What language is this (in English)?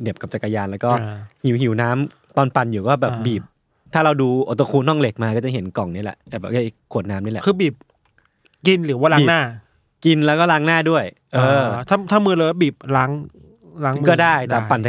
Thai